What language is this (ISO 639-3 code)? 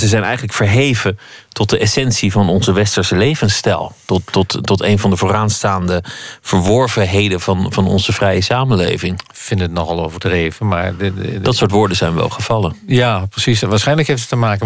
nld